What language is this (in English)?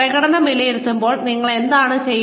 Malayalam